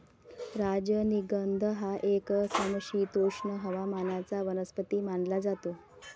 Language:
Marathi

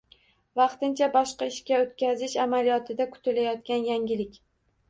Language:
Uzbek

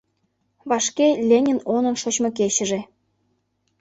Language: Mari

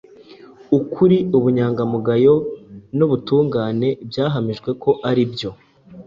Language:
Kinyarwanda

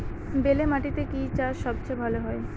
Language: Bangla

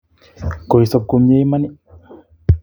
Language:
Kalenjin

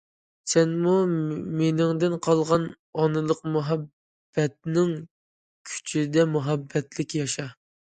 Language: Uyghur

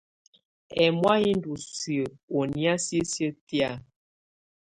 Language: Tunen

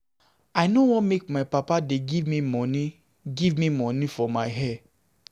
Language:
Nigerian Pidgin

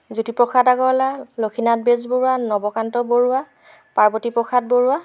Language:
Assamese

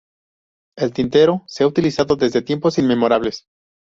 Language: Spanish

